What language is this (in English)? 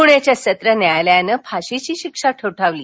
Marathi